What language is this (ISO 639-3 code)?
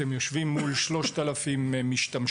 heb